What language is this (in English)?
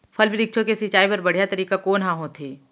Chhattisgarhi